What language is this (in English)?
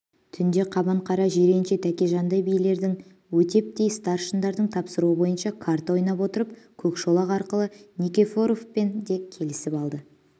Kazakh